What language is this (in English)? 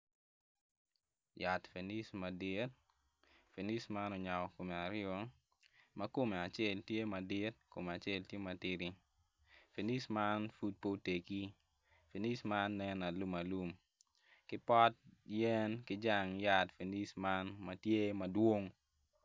Acoli